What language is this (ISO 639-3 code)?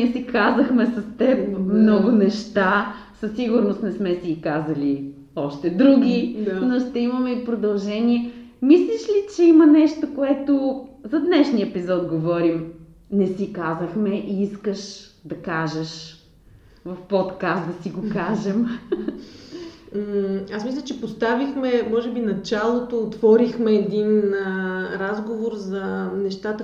bul